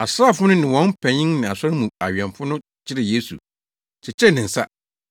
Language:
Akan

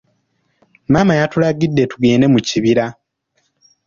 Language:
Ganda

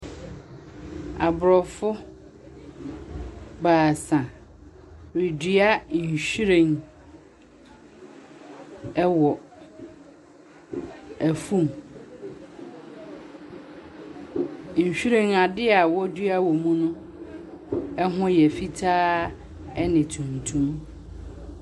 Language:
Akan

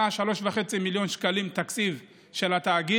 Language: Hebrew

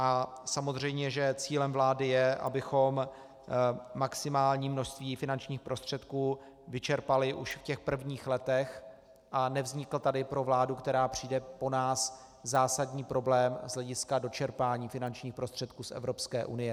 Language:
Czech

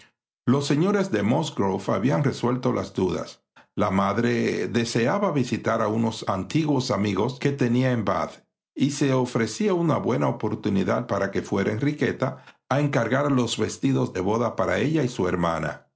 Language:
Spanish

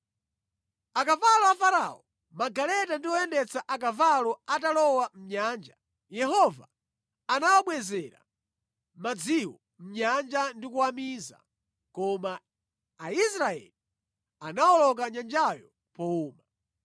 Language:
Nyanja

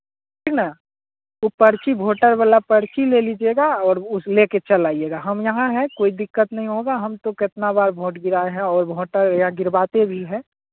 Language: Hindi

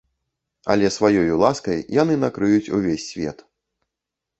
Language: Belarusian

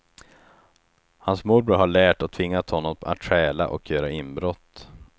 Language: Swedish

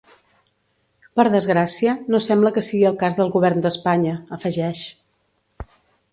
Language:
Catalan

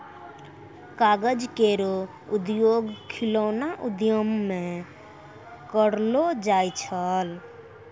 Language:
Maithili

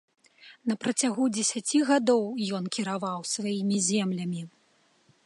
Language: Belarusian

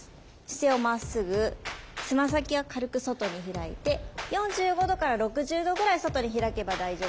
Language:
Japanese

